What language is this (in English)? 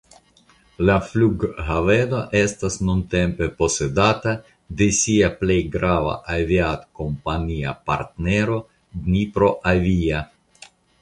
Esperanto